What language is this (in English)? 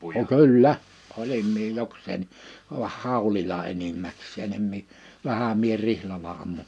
Finnish